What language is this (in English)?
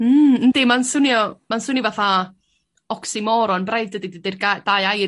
Welsh